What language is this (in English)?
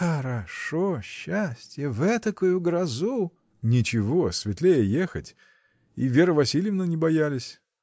Russian